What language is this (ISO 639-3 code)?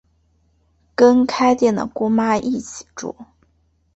zho